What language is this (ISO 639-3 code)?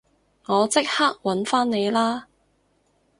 yue